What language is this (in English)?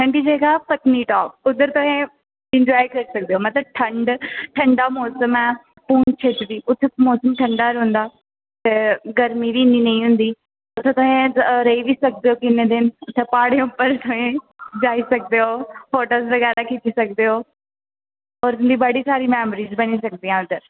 Dogri